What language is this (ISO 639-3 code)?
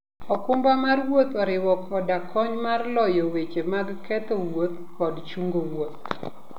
luo